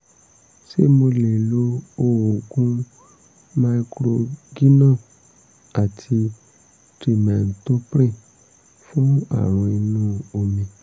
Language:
Yoruba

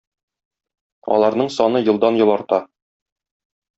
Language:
Tatar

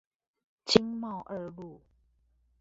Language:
Chinese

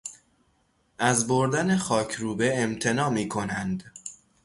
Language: Persian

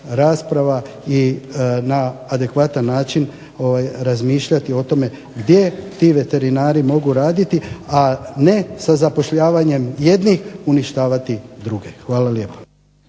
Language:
Croatian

